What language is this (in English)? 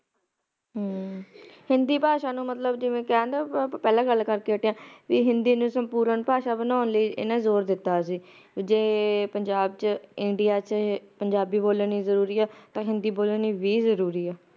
Punjabi